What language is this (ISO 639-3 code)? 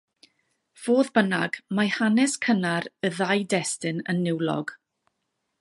cym